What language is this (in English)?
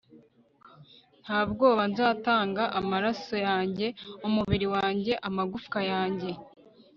Kinyarwanda